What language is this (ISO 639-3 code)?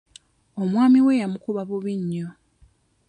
lug